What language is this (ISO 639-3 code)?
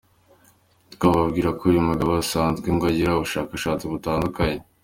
kin